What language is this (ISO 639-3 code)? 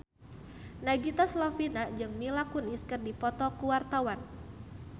sun